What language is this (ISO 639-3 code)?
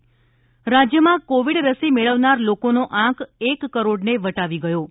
guj